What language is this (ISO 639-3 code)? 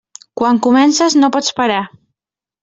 cat